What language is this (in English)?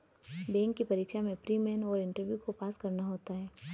Hindi